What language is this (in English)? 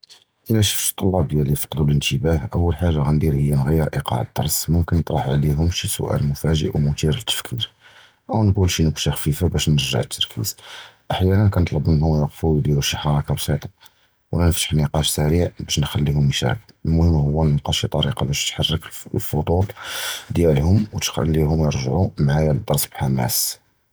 Judeo-Arabic